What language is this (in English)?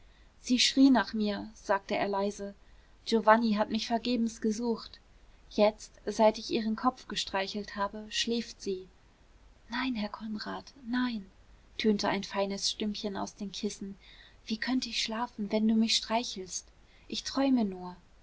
German